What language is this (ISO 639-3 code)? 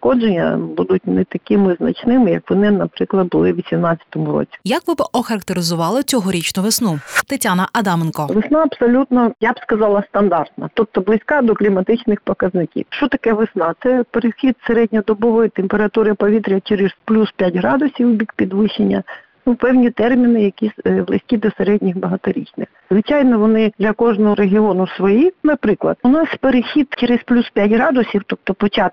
ukr